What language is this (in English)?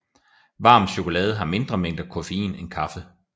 Danish